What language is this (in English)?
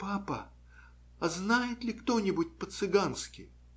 Russian